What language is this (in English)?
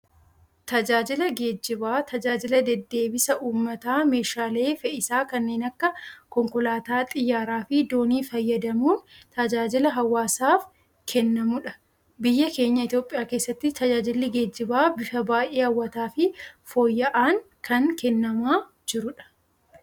Oromo